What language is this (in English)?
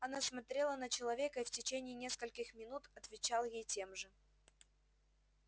Russian